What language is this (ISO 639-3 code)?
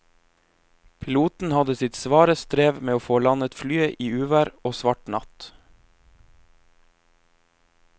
nor